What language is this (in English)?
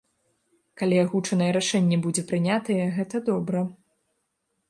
Belarusian